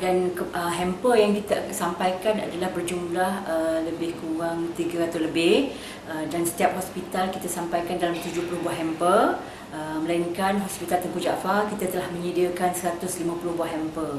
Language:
Malay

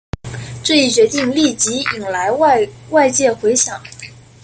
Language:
Chinese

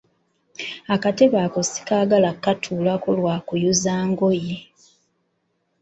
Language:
Ganda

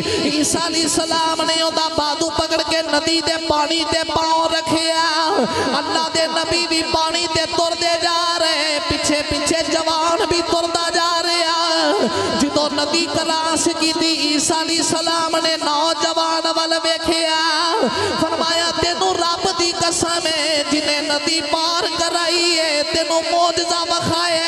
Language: Punjabi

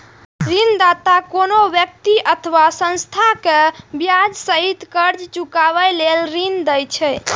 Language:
Maithili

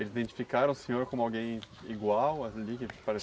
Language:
Portuguese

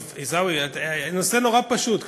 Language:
Hebrew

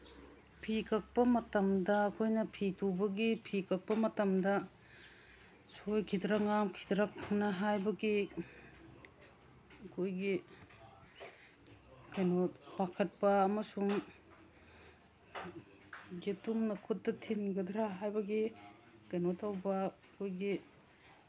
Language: Manipuri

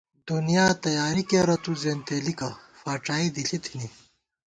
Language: Gawar-Bati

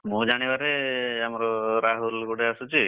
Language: Odia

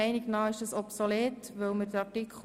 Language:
Swiss German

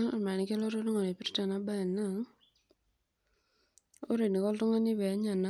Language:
Masai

